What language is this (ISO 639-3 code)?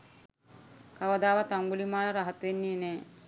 sin